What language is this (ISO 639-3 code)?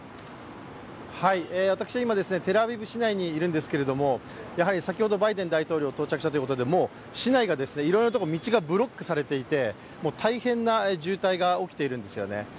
jpn